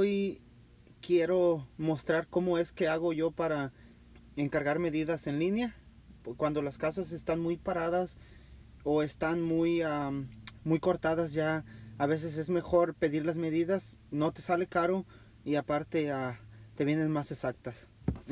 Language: Spanish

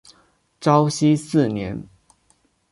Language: Chinese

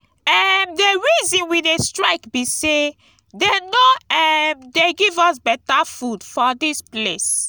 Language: Nigerian Pidgin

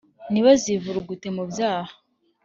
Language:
Kinyarwanda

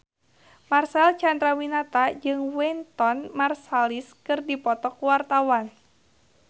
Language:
Sundanese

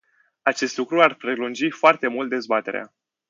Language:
Romanian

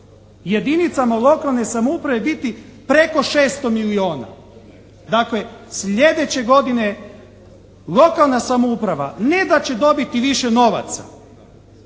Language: Croatian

